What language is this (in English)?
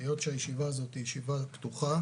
Hebrew